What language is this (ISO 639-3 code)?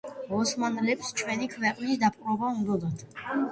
kat